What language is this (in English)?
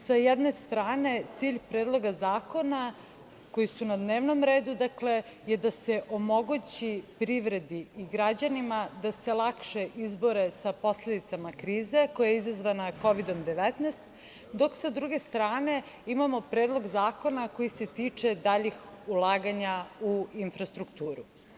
Serbian